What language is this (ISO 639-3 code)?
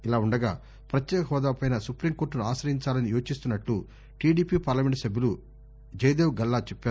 tel